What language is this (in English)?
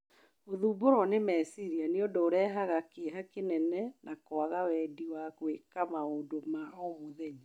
Kikuyu